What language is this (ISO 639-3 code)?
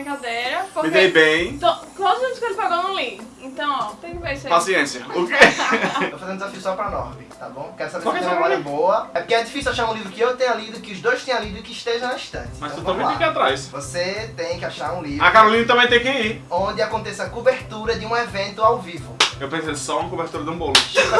por